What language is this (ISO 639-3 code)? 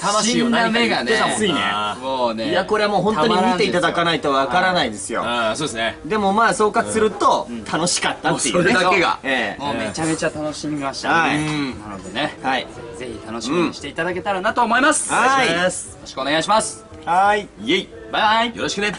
jpn